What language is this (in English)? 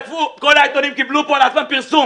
Hebrew